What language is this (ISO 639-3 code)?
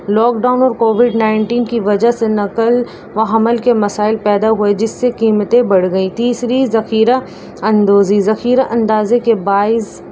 urd